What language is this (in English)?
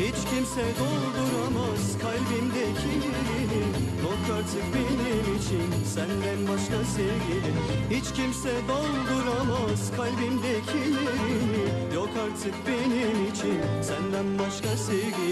Turkish